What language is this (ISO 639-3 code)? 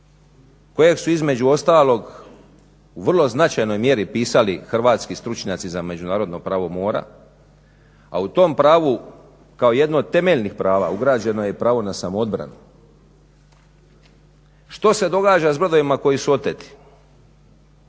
hrv